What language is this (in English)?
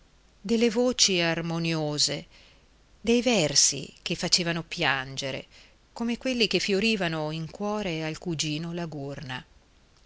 Italian